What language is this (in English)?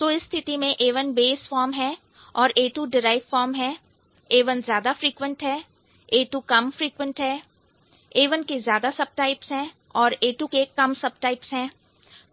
Hindi